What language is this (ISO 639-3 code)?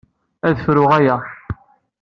kab